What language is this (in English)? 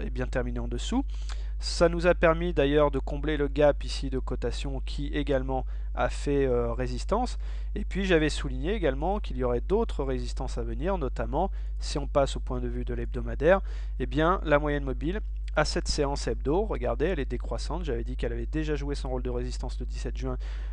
French